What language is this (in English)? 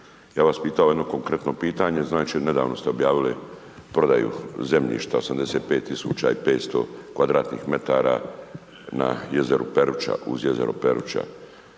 Croatian